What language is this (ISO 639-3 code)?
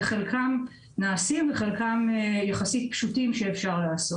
heb